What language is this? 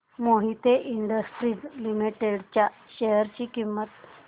Marathi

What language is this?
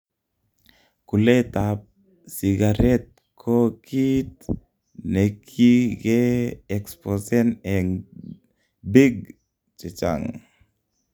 Kalenjin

